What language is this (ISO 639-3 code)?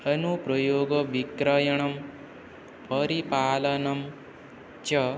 san